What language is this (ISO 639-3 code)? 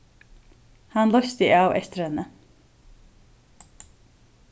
fao